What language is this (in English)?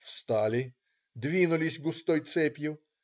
Russian